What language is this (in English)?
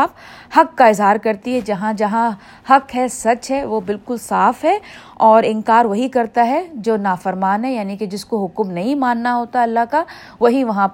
Urdu